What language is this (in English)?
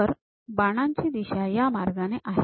Marathi